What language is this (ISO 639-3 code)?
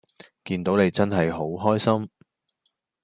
yue